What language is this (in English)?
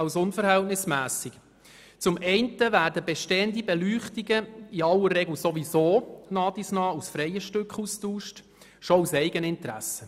Swiss German